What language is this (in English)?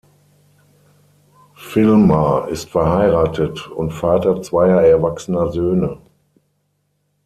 German